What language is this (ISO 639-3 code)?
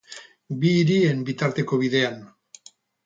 eus